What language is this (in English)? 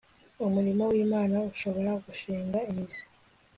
Kinyarwanda